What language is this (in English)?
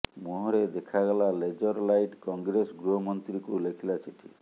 Odia